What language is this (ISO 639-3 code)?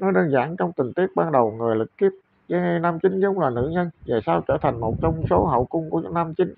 vie